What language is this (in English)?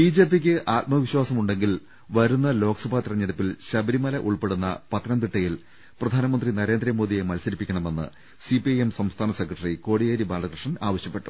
Malayalam